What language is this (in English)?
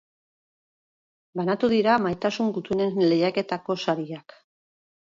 Basque